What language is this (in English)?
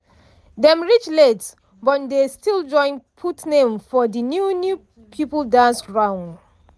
Nigerian Pidgin